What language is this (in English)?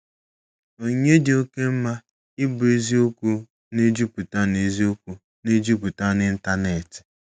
Igbo